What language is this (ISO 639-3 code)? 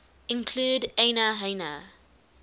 eng